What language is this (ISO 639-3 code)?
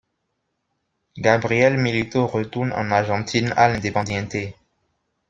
fra